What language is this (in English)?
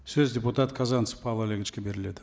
Kazakh